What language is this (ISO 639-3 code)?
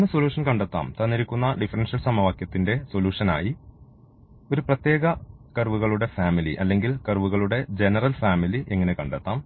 mal